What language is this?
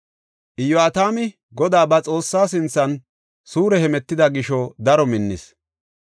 Gofa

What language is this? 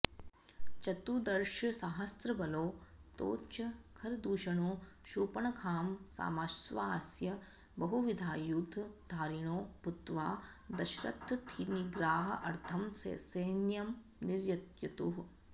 Sanskrit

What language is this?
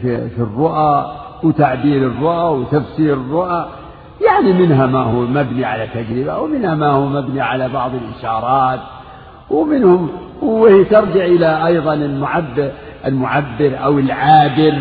Arabic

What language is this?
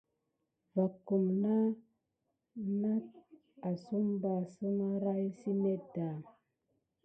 Gidar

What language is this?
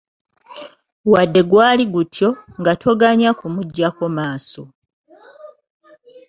Ganda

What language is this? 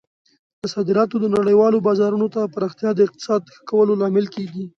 Pashto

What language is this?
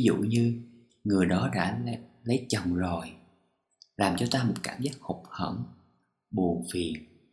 Vietnamese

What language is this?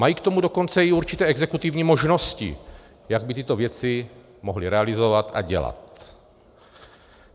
Czech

